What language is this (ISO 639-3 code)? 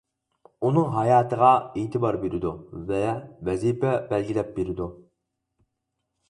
uig